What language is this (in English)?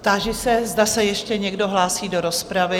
Czech